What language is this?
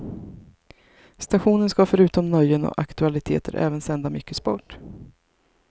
Swedish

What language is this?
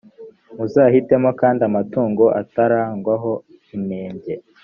Kinyarwanda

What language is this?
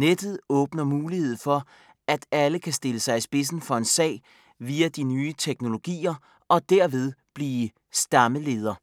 Danish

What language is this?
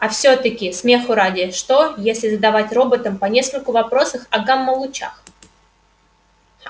Russian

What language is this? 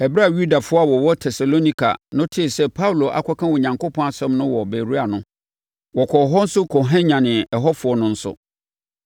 Akan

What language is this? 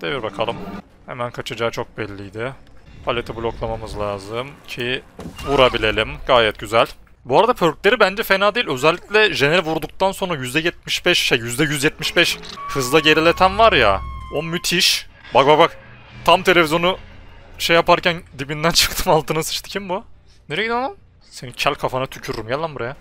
Turkish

